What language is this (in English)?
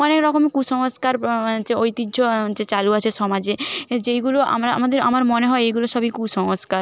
Bangla